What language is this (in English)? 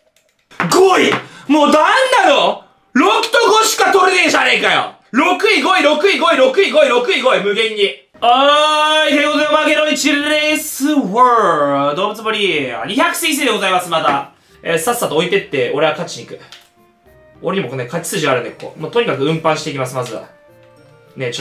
Japanese